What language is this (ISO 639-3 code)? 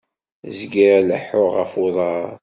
kab